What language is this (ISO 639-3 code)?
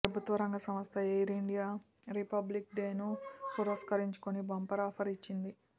tel